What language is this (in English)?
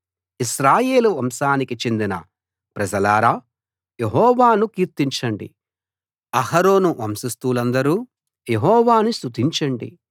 Telugu